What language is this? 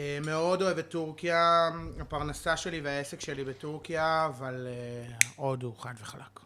Hebrew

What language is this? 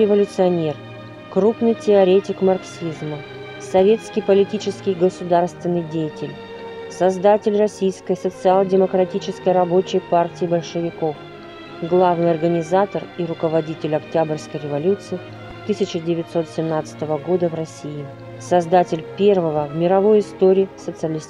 Russian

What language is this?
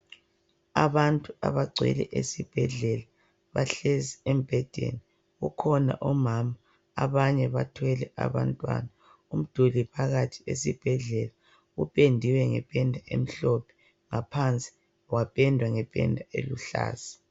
North Ndebele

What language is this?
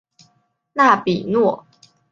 Chinese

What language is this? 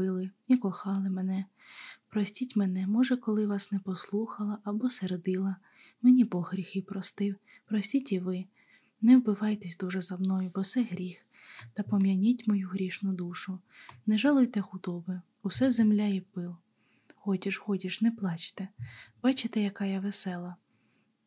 Ukrainian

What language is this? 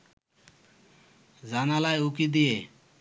Bangla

